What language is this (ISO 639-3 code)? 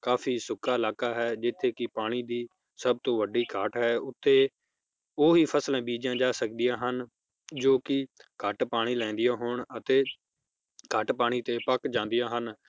pan